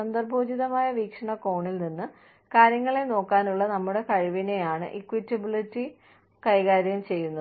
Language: Malayalam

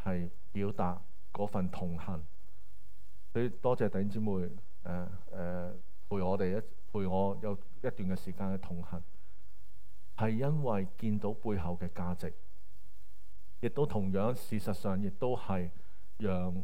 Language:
Chinese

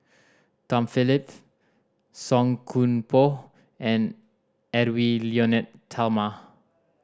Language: English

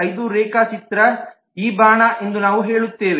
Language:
Kannada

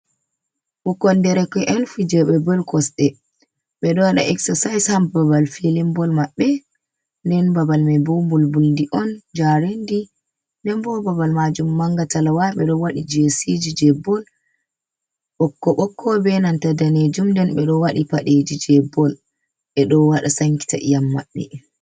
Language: Fula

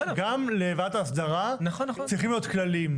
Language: Hebrew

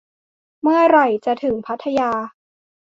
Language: Thai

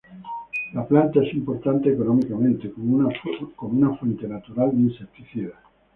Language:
Spanish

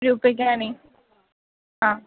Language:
Sanskrit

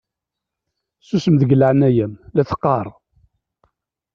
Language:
Kabyle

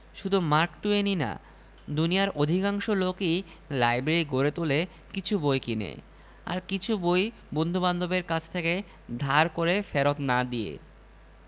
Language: Bangla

